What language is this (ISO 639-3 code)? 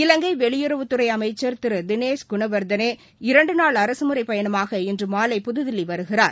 tam